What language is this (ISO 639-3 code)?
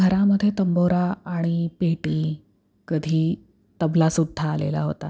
mar